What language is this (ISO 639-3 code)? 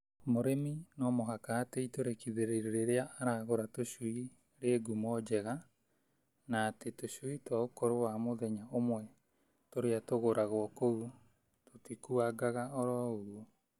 kik